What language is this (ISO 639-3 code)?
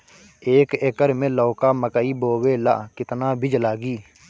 bho